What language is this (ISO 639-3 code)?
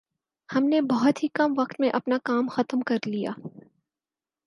urd